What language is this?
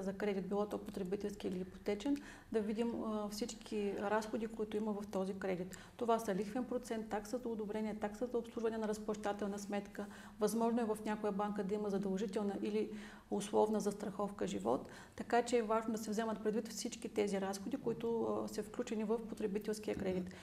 Bulgarian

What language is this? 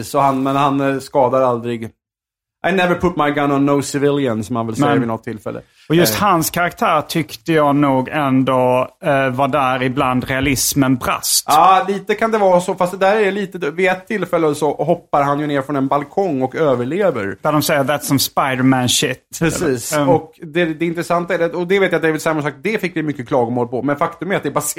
Swedish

